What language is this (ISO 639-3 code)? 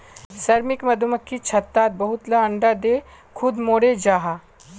mag